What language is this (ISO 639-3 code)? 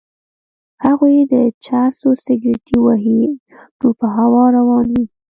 pus